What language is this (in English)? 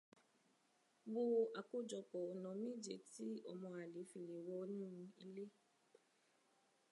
Yoruba